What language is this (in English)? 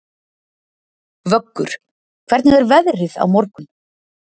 Icelandic